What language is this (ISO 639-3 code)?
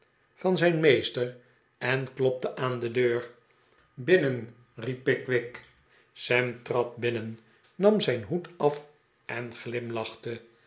nld